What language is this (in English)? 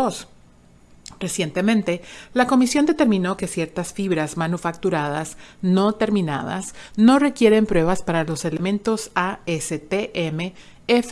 Spanish